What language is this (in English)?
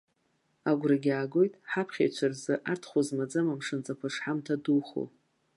Abkhazian